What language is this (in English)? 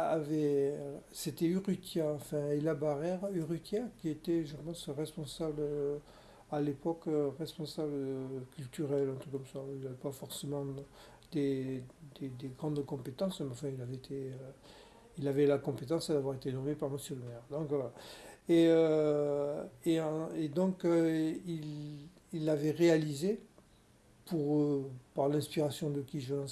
French